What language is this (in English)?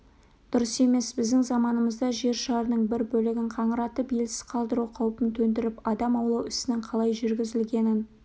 Kazakh